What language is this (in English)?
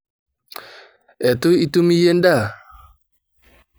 Masai